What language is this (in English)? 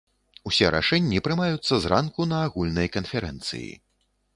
Belarusian